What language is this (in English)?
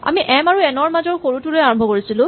Assamese